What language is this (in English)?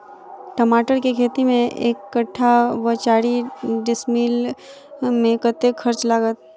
Maithili